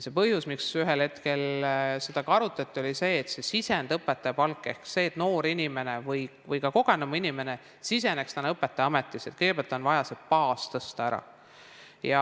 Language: Estonian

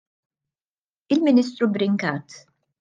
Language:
Maltese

